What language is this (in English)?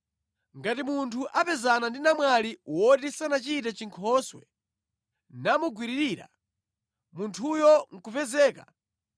Nyanja